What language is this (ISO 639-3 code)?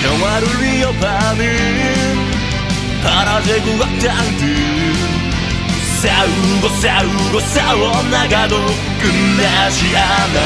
kor